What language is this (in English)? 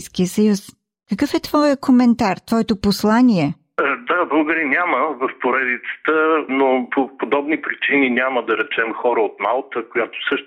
Bulgarian